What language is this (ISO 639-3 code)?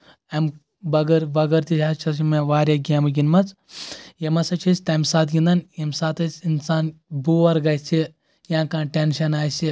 kas